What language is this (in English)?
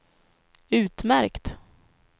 Swedish